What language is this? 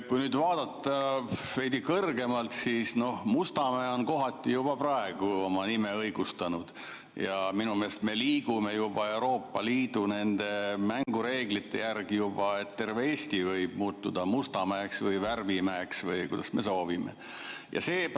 Estonian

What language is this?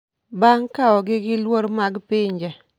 Luo (Kenya and Tanzania)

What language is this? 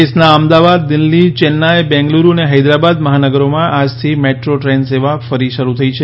Gujarati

